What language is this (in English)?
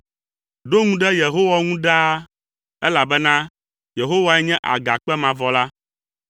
Ewe